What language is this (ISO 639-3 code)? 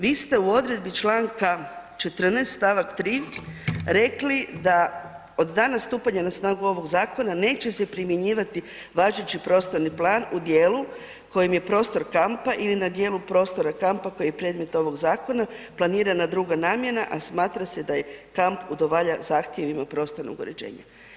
hrv